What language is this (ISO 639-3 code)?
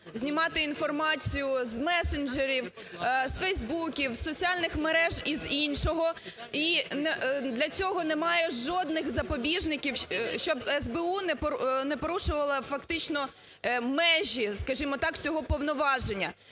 ukr